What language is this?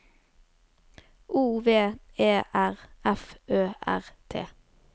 Norwegian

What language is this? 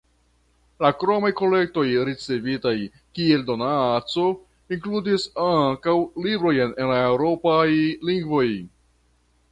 Esperanto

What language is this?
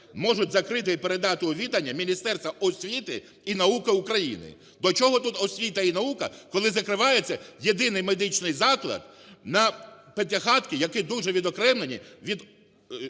Ukrainian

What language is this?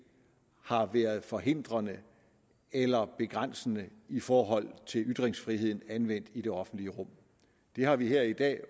Danish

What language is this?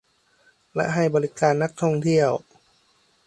Thai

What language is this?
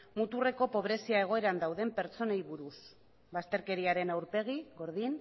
Basque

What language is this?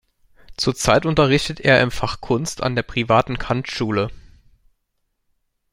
German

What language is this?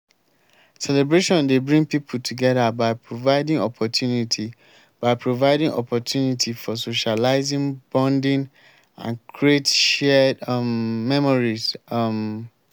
Nigerian Pidgin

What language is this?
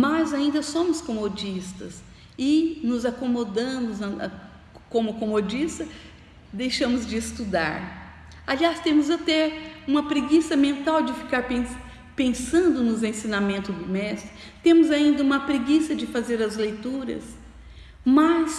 Portuguese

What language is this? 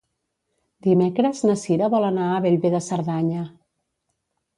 Catalan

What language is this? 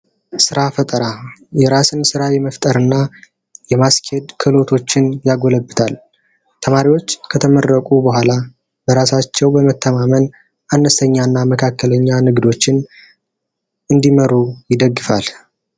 Amharic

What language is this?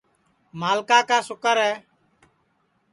Sansi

